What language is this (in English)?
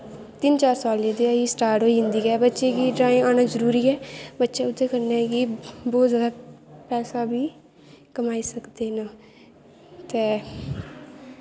Dogri